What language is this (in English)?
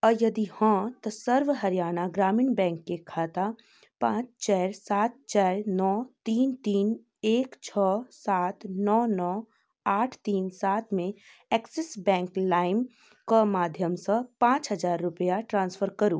Maithili